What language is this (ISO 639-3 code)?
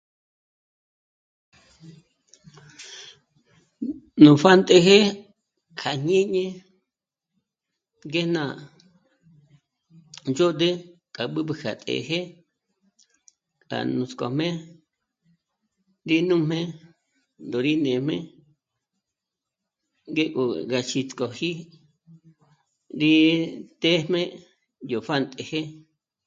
mmc